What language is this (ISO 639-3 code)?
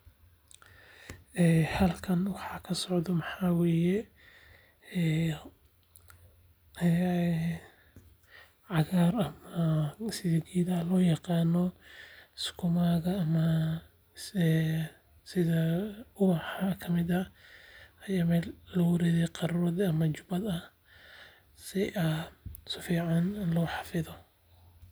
som